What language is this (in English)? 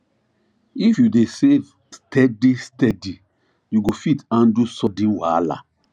Nigerian Pidgin